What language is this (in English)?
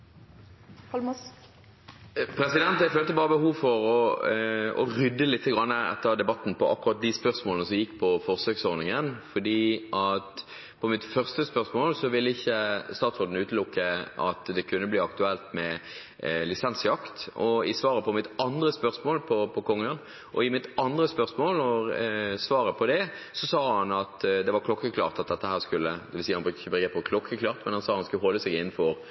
Norwegian Bokmål